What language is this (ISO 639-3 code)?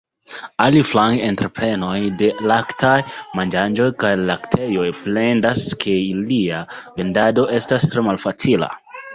epo